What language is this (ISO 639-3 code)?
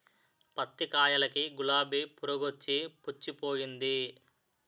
tel